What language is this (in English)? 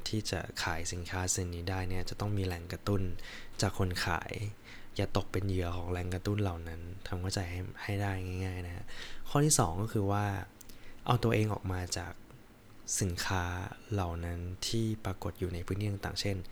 Thai